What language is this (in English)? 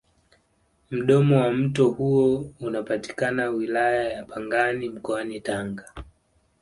Swahili